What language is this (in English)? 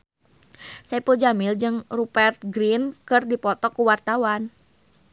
Sundanese